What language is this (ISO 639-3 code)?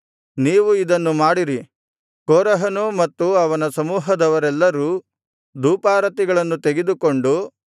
kan